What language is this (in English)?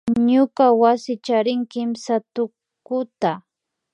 Imbabura Highland Quichua